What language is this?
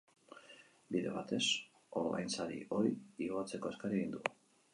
Basque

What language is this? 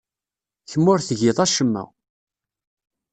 Kabyle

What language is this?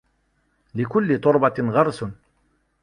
Arabic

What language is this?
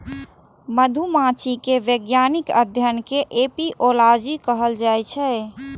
Maithili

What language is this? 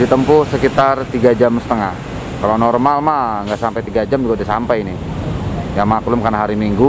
Indonesian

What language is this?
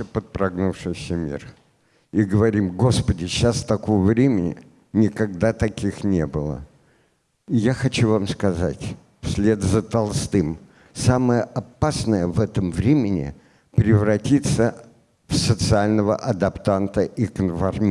Russian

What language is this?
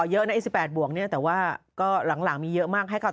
Thai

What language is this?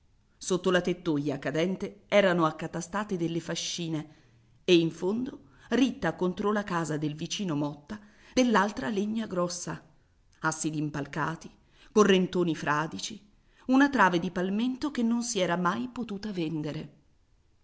Italian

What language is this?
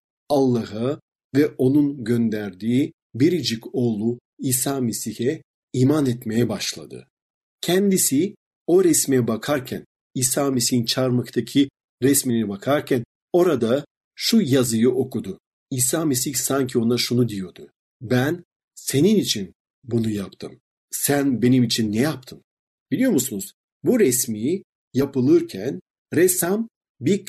Turkish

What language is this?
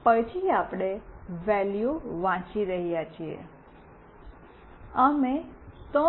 Gujarati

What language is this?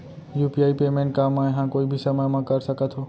Chhattisgarhi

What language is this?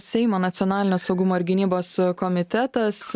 Lithuanian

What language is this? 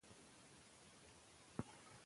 Pashto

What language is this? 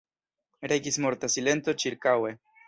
Esperanto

